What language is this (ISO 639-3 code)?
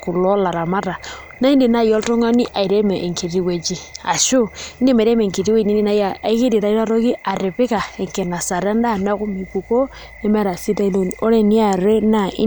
mas